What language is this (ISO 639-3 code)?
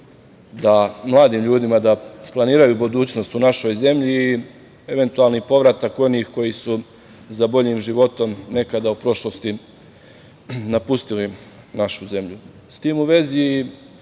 srp